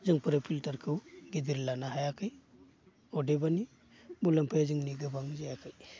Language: Bodo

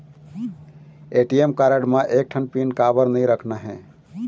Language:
Chhattisgarhi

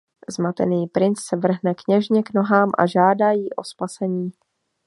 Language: Czech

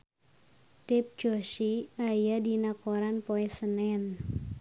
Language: Sundanese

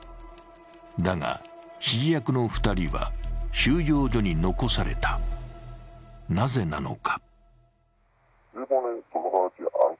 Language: Japanese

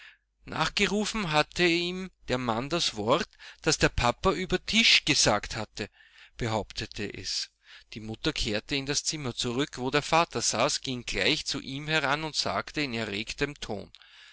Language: German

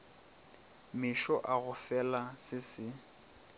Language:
Northern Sotho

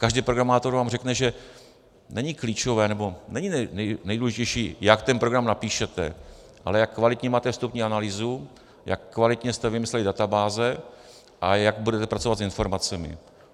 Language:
Czech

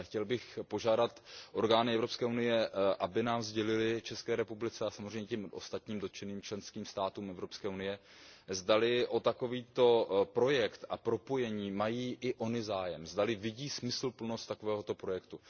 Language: Czech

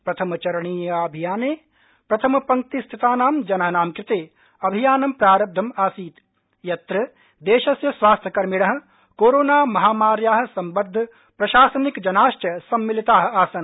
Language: Sanskrit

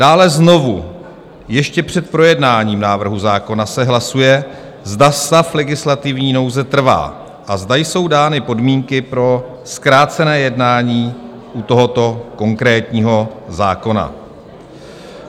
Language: Czech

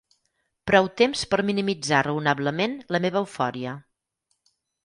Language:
Catalan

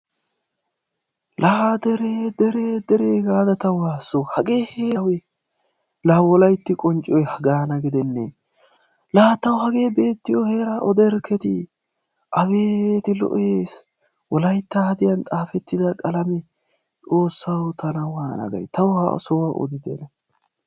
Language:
Wolaytta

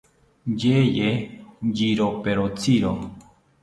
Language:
South Ucayali Ashéninka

